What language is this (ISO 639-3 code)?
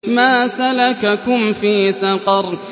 ara